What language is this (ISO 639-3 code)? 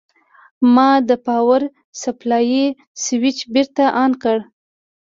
pus